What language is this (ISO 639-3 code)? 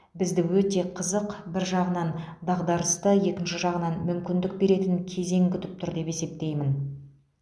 kaz